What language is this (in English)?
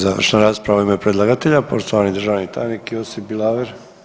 Croatian